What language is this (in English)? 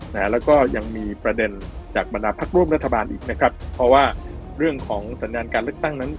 Thai